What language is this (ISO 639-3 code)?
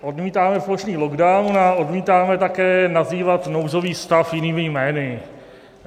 ces